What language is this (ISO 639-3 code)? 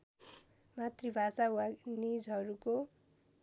nep